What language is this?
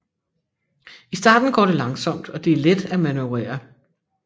Danish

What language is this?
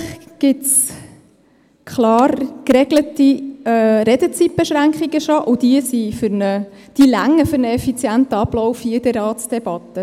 Swiss German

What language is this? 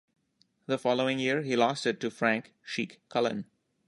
English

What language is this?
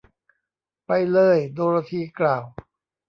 Thai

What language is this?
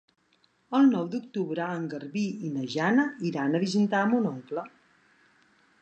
Catalan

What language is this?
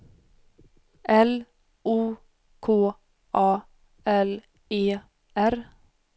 Swedish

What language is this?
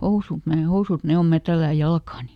Finnish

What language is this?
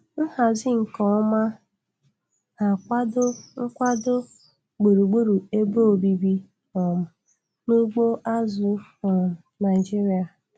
Igbo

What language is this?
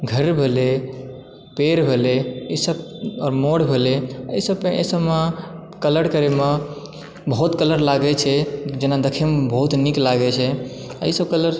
Maithili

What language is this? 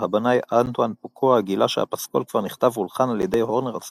Hebrew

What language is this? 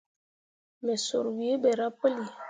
Mundang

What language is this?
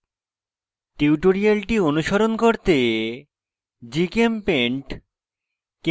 Bangla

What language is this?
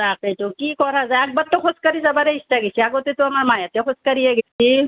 Assamese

